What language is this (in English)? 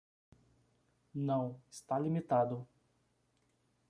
Portuguese